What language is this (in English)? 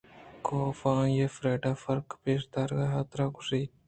Eastern Balochi